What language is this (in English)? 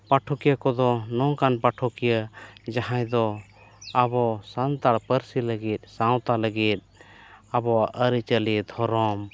Santali